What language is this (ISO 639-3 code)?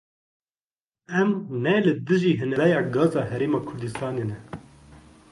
kur